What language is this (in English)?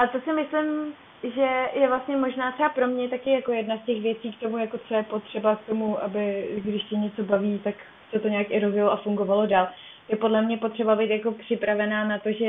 Czech